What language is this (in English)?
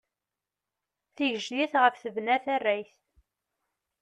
Kabyle